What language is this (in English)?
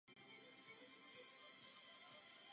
Czech